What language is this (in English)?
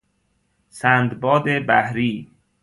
Persian